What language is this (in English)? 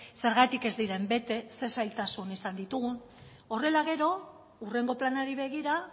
Basque